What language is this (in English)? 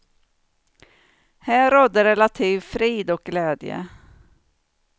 Swedish